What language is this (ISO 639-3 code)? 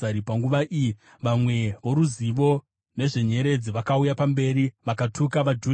sna